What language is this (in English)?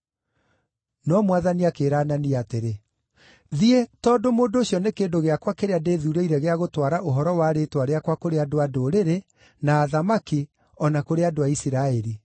Kikuyu